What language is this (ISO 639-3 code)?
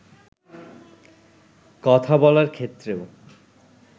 ben